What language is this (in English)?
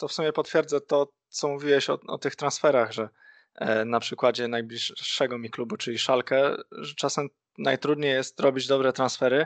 Polish